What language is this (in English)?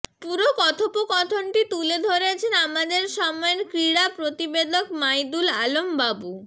Bangla